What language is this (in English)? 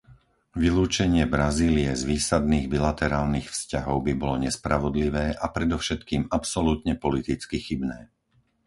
Slovak